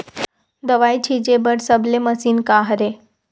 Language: Chhattisgarhi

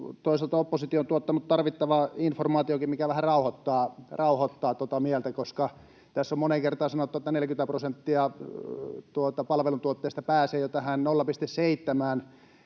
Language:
Finnish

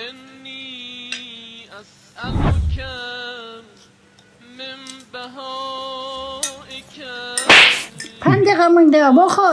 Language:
Turkish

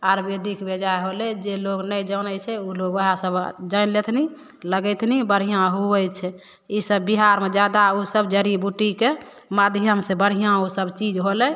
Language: Maithili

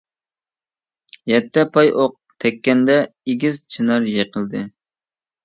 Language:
Uyghur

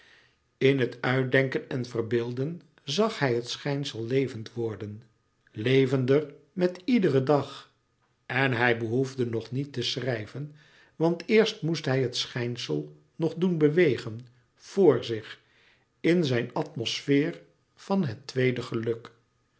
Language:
Dutch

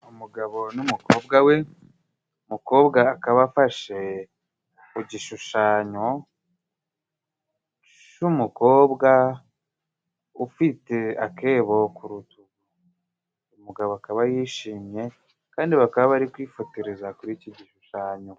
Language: Kinyarwanda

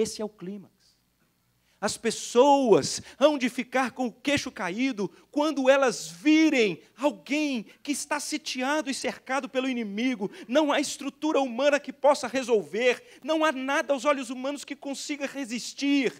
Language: Portuguese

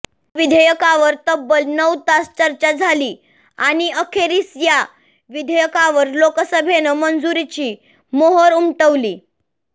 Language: Marathi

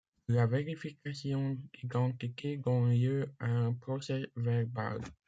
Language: French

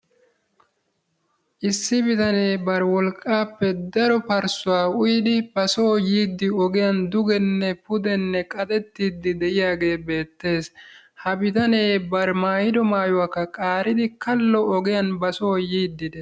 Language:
Wolaytta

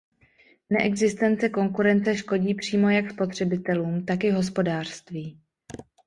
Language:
Czech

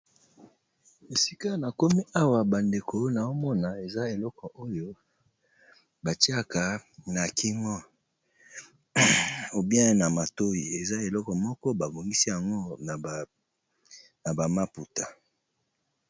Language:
Lingala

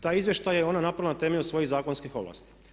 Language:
Croatian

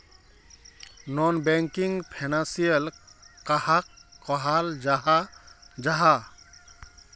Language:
Magahi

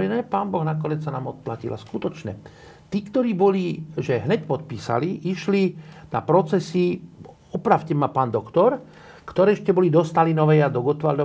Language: Slovak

